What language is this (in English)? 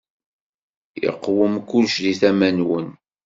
Kabyle